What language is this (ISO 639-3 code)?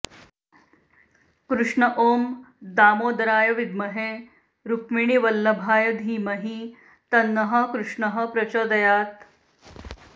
san